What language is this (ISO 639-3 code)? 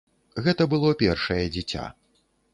bel